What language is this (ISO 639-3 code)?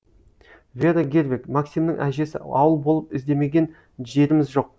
kaz